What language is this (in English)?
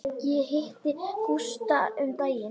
Icelandic